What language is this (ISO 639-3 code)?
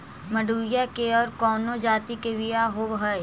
mag